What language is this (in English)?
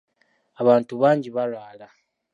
Ganda